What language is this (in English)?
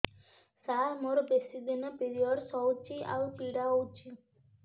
Odia